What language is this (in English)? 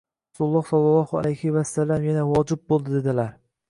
Uzbek